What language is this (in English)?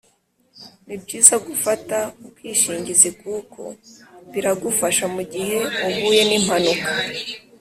Kinyarwanda